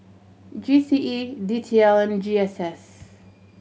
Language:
English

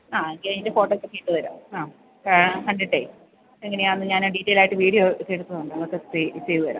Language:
Malayalam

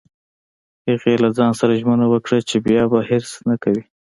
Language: Pashto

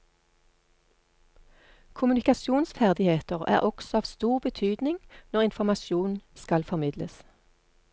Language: Norwegian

